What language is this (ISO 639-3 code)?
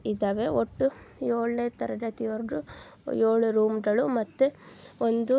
kan